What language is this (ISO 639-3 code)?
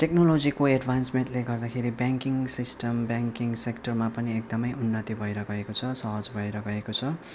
nep